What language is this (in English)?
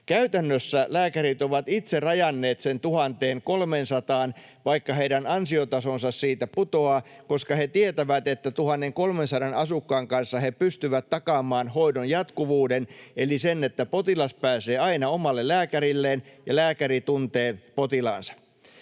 Finnish